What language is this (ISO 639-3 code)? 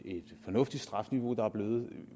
dan